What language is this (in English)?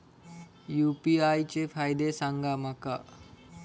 Marathi